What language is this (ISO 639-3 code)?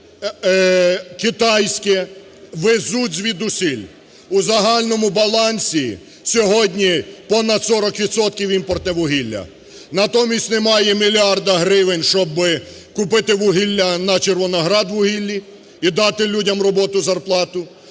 ukr